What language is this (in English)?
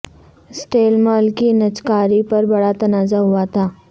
Urdu